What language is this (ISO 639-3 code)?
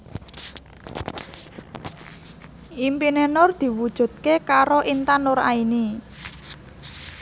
jav